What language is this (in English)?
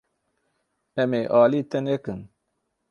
Kurdish